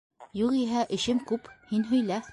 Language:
Bashkir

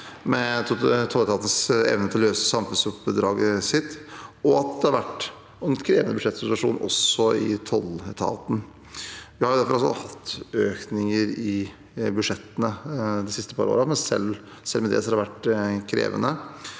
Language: Norwegian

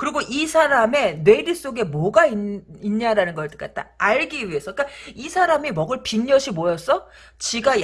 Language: Korean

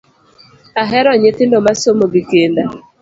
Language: Luo (Kenya and Tanzania)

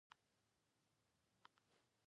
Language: Pashto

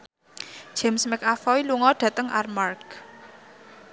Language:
Javanese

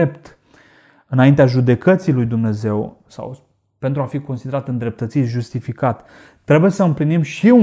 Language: Romanian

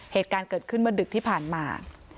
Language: Thai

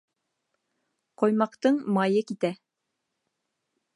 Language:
Bashkir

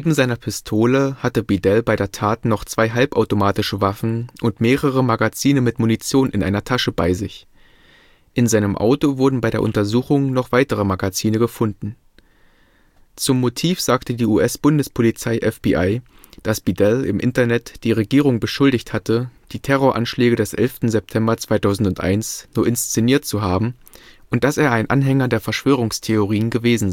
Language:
German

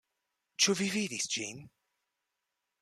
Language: Esperanto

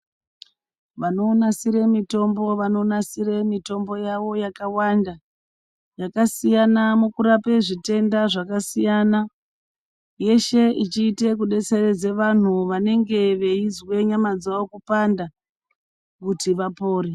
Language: Ndau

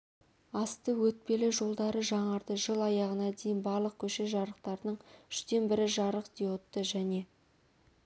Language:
Kazakh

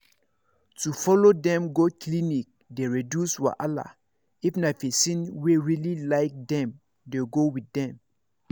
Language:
Nigerian Pidgin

